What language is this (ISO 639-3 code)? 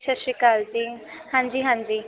pan